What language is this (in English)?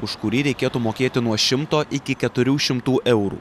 Lithuanian